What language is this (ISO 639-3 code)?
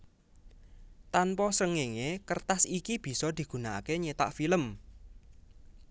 jav